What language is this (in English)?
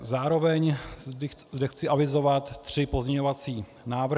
Czech